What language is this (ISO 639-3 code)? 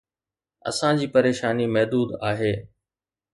snd